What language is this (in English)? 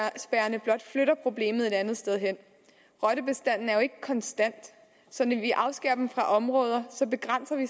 Danish